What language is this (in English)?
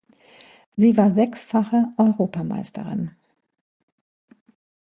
German